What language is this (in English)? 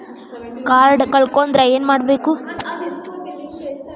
Kannada